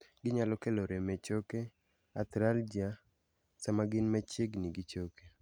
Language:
Luo (Kenya and Tanzania)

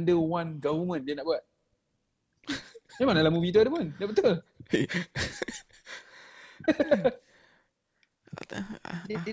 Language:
Malay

